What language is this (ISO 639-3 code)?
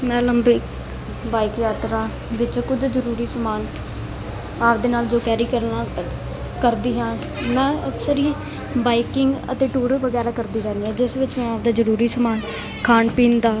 pan